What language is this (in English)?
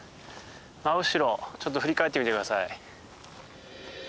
Japanese